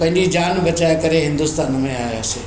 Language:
Sindhi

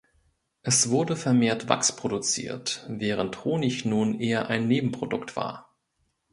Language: German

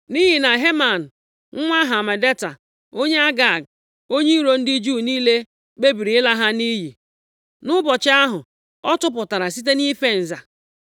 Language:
Igbo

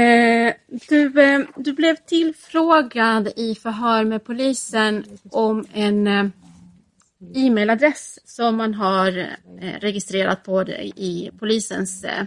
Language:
Swedish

